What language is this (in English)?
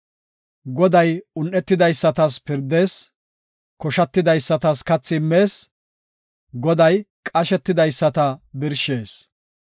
Gofa